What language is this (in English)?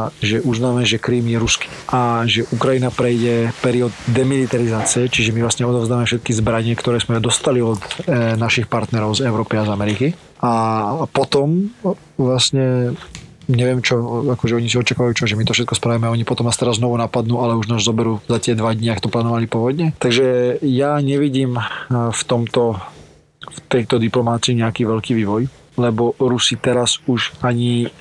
Slovak